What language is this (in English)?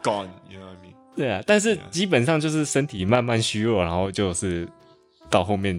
Chinese